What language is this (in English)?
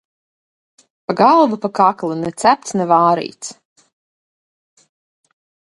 Latvian